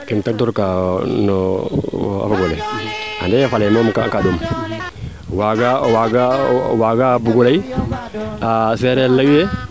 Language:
Serer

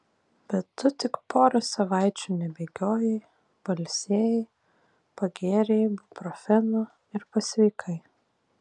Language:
Lithuanian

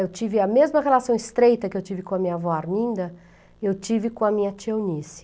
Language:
Portuguese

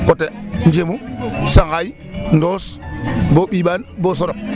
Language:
Serer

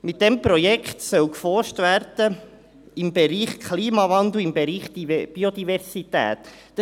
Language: Swiss German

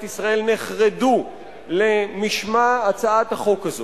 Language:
Hebrew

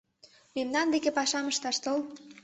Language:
Mari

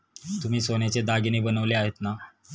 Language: Marathi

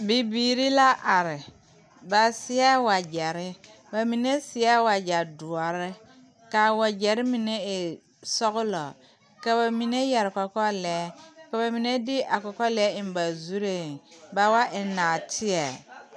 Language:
Southern Dagaare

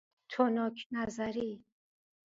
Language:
Persian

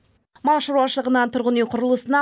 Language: Kazakh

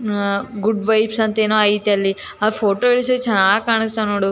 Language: Kannada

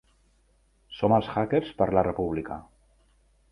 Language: Catalan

